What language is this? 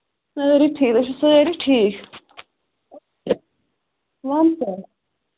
Kashmiri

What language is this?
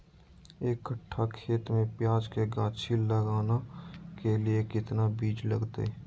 Magahi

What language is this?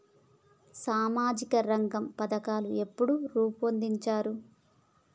Telugu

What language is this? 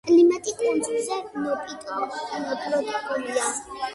Georgian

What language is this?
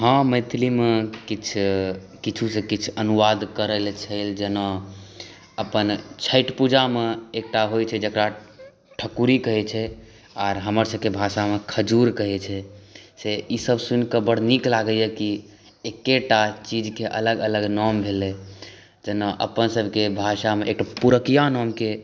Maithili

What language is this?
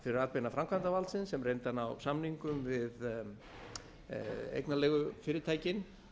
Icelandic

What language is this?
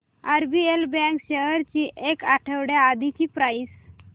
Marathi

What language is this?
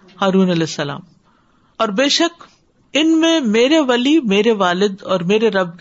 Urdu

